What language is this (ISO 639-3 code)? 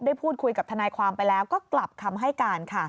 tha